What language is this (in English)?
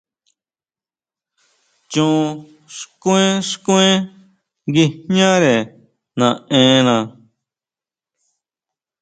Huautla Mazatec